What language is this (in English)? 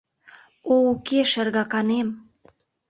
Mari